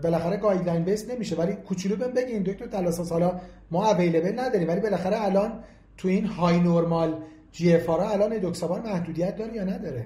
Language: Persian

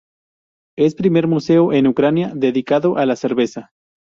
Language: Spanish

